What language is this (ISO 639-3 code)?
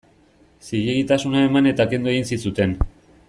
eus